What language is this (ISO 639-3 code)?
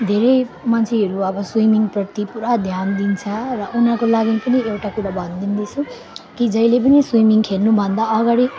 nep